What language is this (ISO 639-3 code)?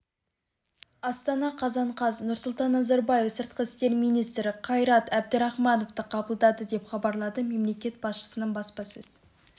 kaz